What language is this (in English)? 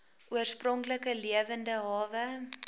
Afrikaans